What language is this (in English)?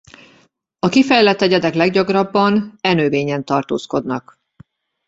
Hungarian